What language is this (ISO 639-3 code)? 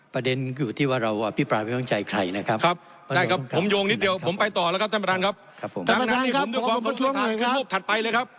tha